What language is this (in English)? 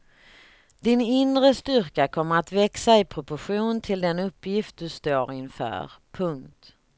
Swedish